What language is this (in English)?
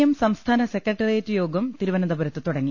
Malayalam